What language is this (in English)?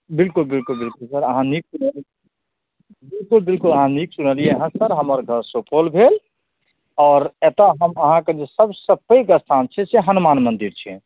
Maithili